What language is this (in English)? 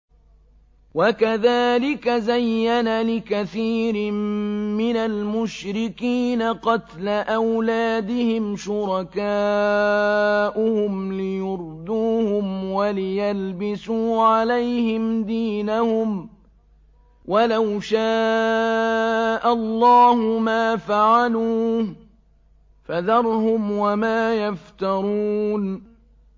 Arabic